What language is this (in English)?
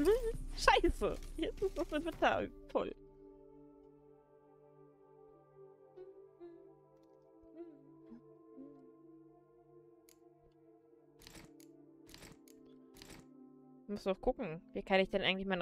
German